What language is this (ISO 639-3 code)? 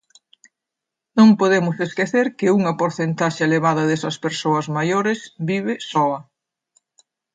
glg